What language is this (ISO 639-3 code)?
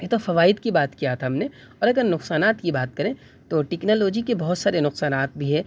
urd